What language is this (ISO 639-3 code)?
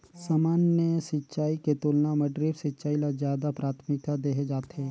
hne